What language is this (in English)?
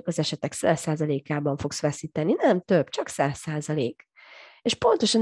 Hungarian